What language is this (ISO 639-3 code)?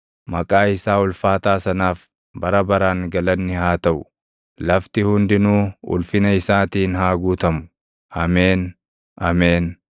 orm